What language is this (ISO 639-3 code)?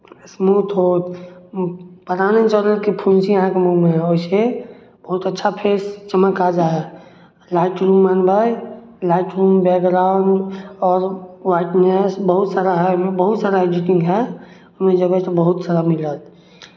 mai